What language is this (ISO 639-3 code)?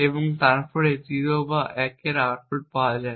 ben